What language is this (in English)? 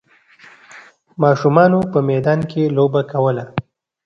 Pashto